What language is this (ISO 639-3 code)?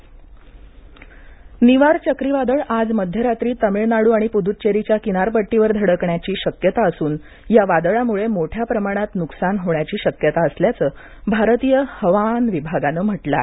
mar